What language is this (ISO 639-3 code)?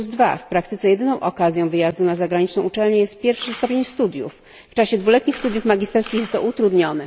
pol